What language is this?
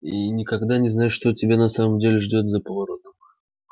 Russian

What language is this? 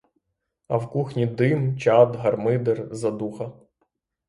Ukrainian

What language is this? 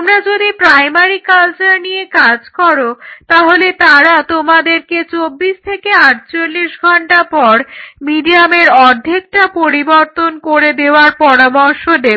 Bangla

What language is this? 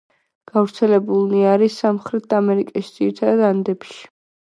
Georgian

